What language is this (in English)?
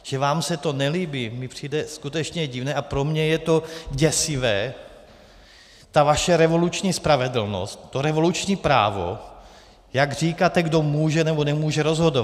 Czech